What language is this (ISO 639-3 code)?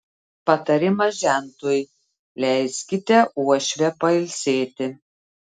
lit